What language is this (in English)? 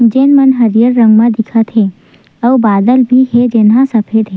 Chhattisgarhi